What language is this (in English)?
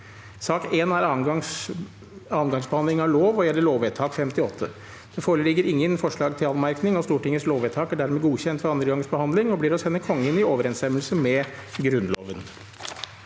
Norwegian